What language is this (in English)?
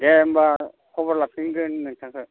Bodo